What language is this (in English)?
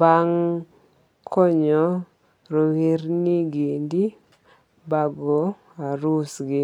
Luo (Kenya and Tanzania)